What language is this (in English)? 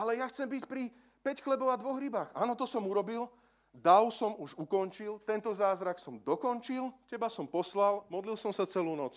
Slovak